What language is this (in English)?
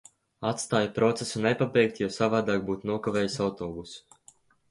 Latvian